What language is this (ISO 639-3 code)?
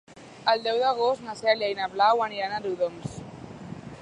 cat